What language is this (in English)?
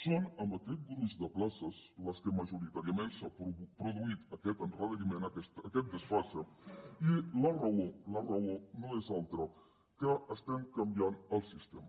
Catalan